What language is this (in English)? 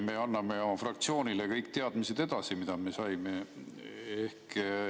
Estonian